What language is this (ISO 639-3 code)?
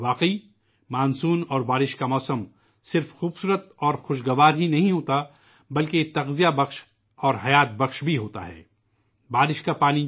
urd